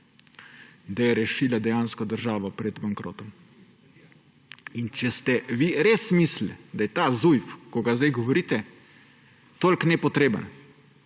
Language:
Slovenian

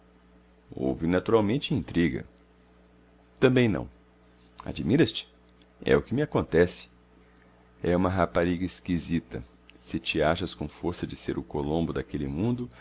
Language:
Portuguese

